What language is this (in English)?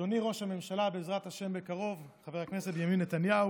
Hebrew